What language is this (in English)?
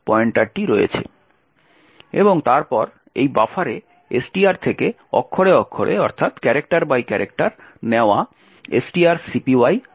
Bangla